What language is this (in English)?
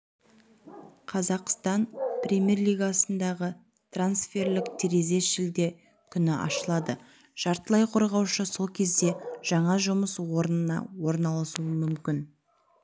Kazakh